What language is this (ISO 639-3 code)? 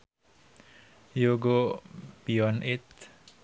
sun